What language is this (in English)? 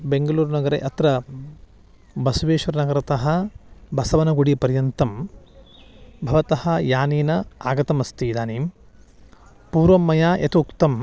Sanskrit